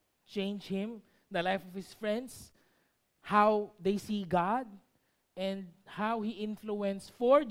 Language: Filipino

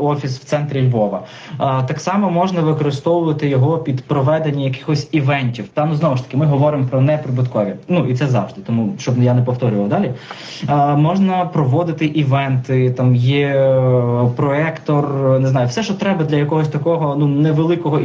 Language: Ukrainian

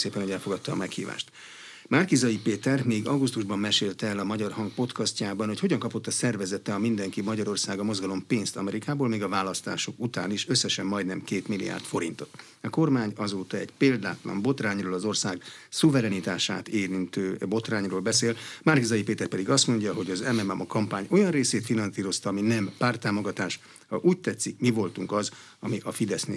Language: Hungarian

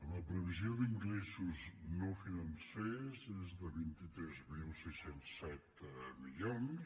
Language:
Catalan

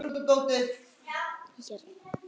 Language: Icelandic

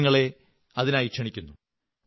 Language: Malayalam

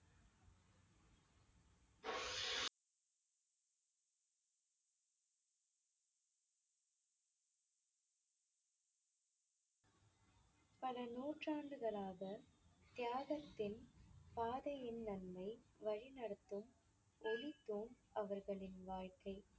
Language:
Tamil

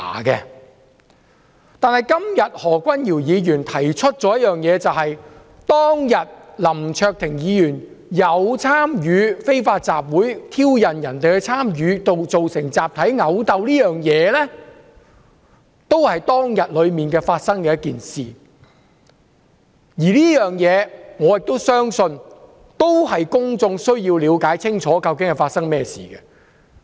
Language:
Cantonese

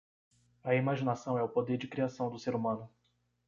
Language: Portuguese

